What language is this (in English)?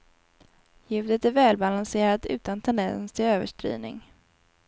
Swedish